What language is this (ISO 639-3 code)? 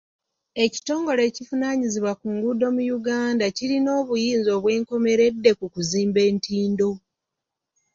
lug